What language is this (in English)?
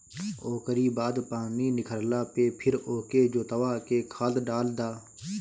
Bhojpuri